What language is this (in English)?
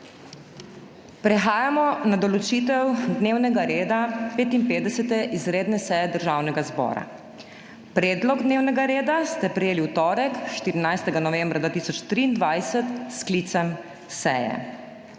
Slovenian